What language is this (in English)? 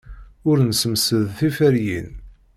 Kabyle